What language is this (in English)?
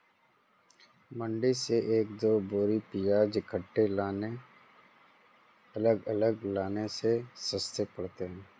Hindi